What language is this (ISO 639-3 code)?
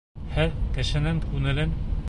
bak